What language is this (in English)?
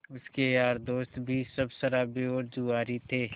Hindi